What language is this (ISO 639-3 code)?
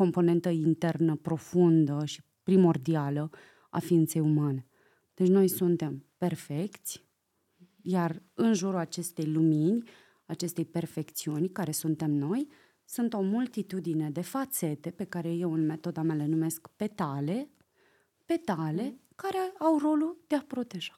ron